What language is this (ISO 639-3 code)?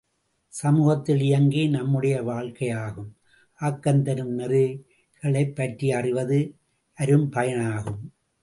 tam